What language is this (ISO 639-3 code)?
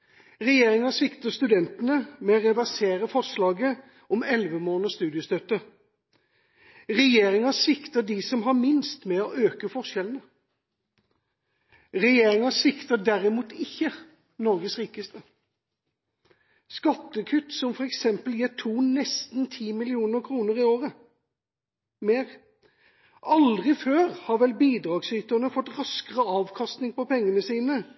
nob